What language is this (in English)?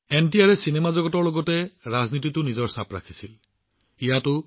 Assamese